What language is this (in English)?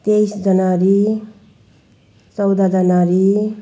Nepali